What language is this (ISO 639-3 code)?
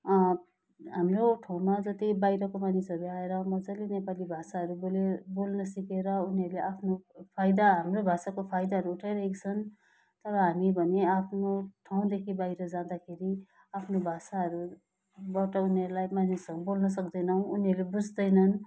nep